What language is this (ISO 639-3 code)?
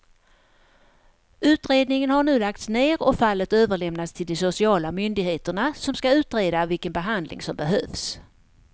swe